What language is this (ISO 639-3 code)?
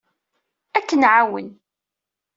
kab